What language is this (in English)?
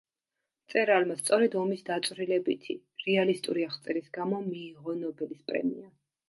Georgian